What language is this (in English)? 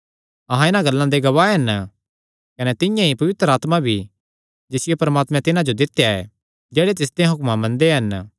Kangri